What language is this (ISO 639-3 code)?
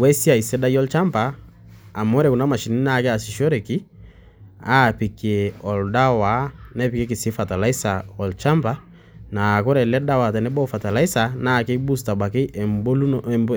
mas